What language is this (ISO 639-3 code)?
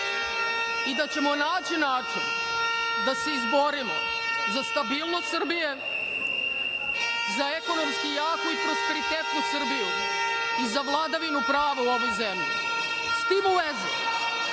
srp